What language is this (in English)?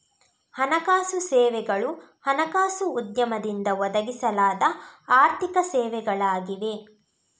Kannada